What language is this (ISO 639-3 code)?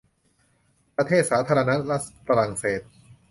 tha